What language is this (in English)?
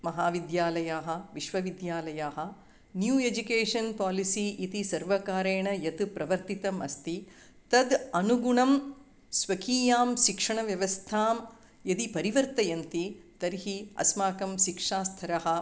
Sanskrit